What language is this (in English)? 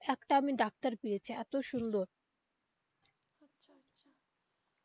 Bangla